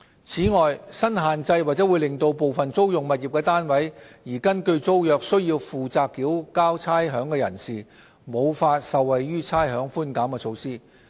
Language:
Cantonese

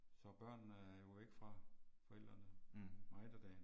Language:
Danish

